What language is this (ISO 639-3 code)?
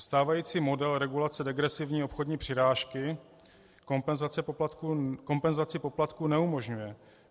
ces